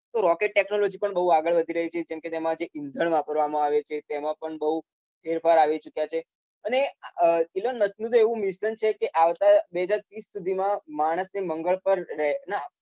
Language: Gujarati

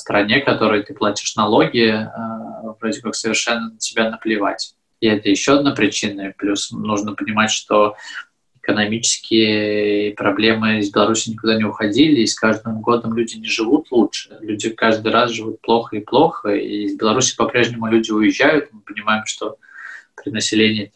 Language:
Russian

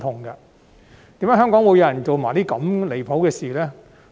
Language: Cantonese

